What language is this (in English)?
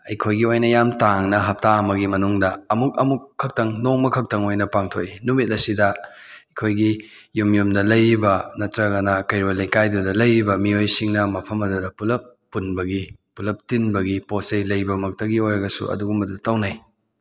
Manipuri